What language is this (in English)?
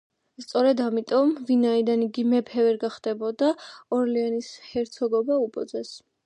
Georgian